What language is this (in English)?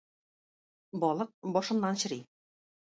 Tatar